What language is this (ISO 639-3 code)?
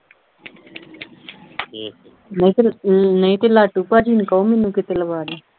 pan